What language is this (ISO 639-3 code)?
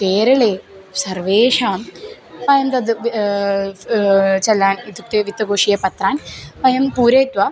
san